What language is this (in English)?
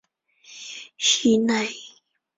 Chinese